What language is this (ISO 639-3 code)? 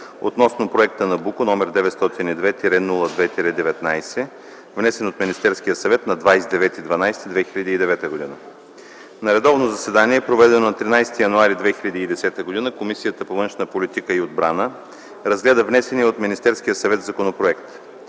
bul